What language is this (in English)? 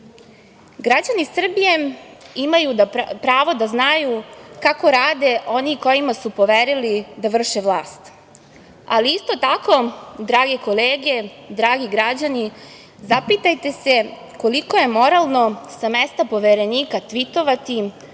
Serbian